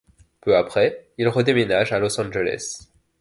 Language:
French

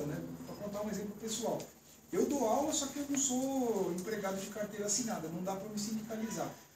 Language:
Portuguese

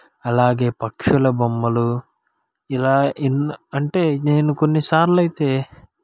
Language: Telugu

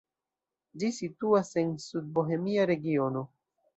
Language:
Esperanto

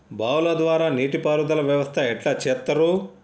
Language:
Telugu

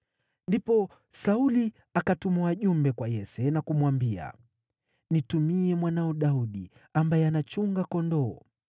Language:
Swahili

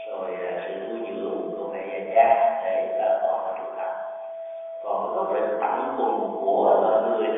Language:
Vietnamese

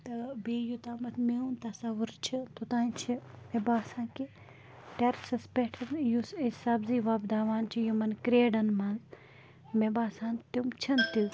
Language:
Kashmiri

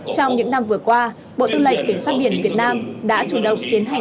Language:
Vietnamese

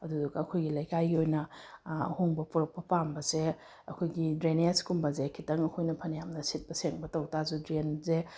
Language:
Manipuri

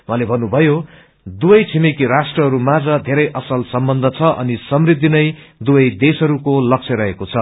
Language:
Nepali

